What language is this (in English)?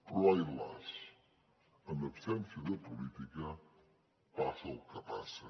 Catalan